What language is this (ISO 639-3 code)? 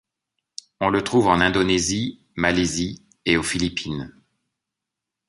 fra